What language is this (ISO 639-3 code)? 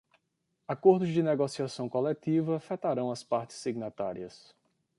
por